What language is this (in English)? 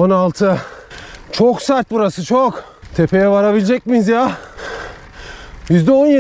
Turkish